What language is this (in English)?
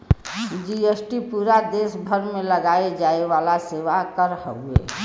Bhojpuri